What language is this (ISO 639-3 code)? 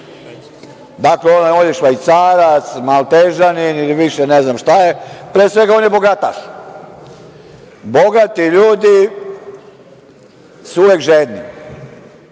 srp